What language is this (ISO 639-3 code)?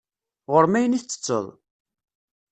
kab